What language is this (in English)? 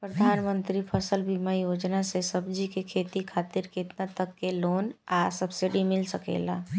Bhojpuri